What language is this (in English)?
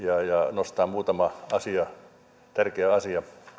Finnish